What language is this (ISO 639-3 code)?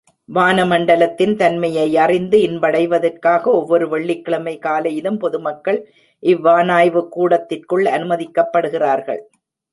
tam